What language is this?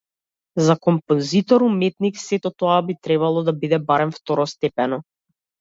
Macedonian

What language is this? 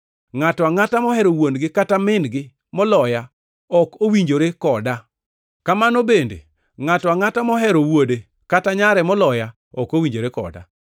Luo (Kenya and Tanzania)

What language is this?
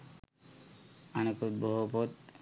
Sinhala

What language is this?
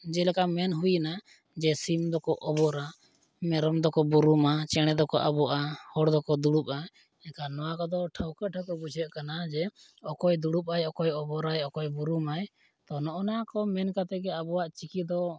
Santali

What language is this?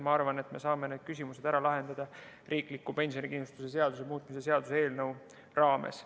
Estonian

